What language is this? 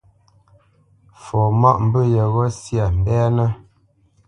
Bamenyam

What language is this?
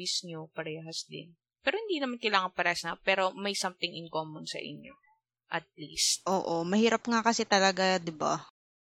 Filipino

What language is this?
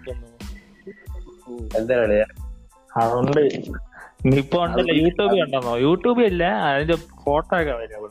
Malayalam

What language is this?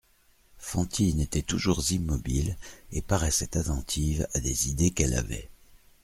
French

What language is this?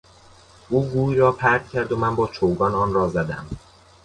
Persian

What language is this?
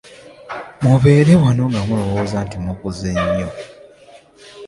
Ganda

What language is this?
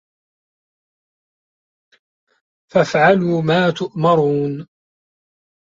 Arabic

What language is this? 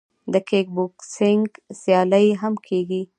Pashto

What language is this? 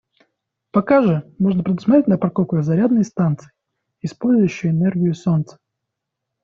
Russian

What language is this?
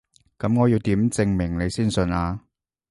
Cantonese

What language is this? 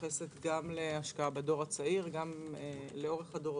Hebrew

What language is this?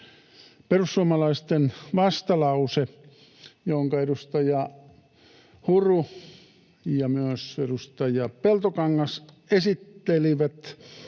Finnish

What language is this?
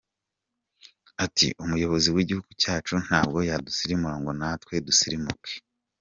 Kinyarwanda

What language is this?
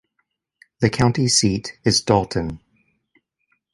English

